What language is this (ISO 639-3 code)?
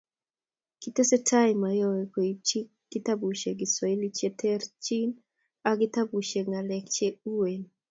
kln